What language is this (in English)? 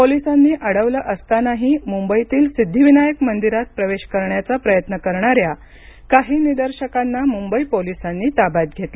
Marathi